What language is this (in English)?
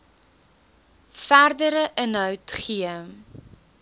Afrikaans